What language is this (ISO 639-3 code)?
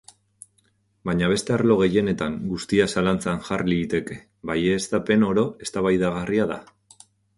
eus